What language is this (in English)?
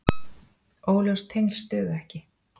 Icelandic